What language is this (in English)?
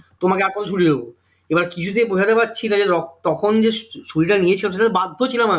Bangla